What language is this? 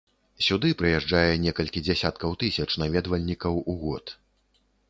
Belarusian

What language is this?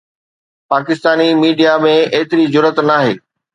Sindhi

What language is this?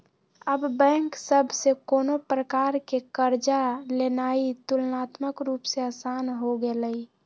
Magahi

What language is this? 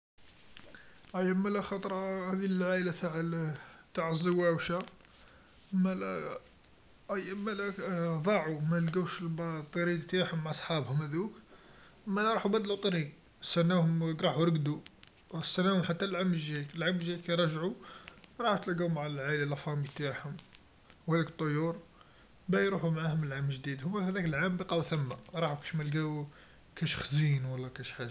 Algerian Arabic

